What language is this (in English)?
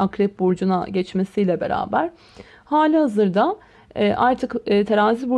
Turkish